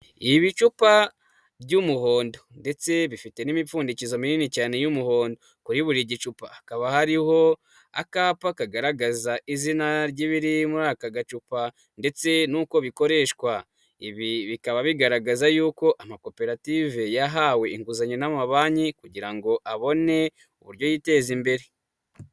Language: Kinyarwanda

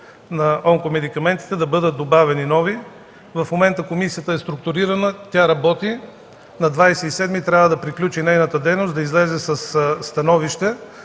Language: Bulgarian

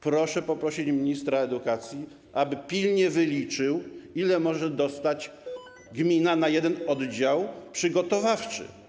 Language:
Polish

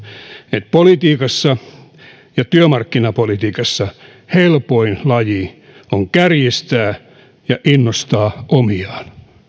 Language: Finnish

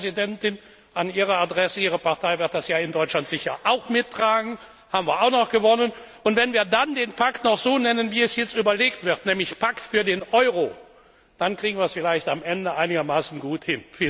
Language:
German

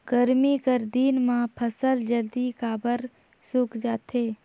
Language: Chhattisgarhi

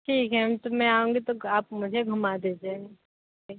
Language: Hindi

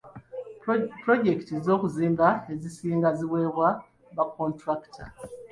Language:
Ganda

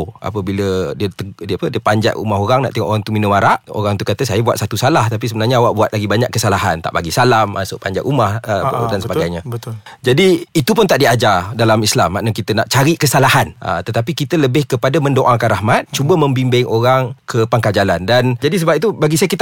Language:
Malay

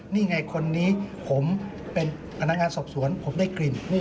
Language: Thai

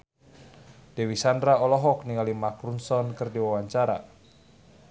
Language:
Sundanese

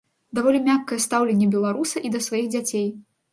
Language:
Belarusian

